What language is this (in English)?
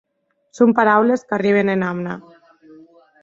Occitan